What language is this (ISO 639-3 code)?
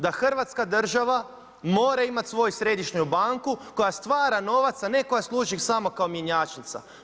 hrv